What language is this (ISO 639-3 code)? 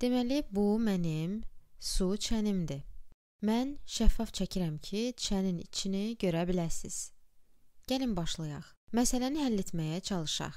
tur